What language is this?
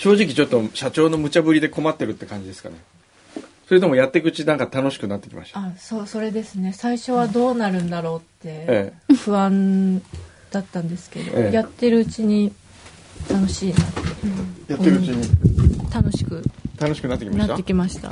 Japanese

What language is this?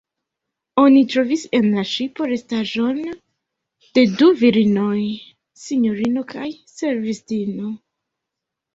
Esperanto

